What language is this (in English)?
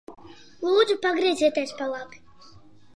Latvian